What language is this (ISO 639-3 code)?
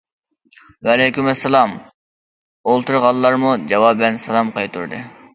uig